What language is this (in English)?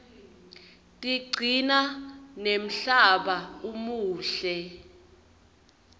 Swati